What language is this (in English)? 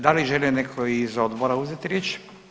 Croatian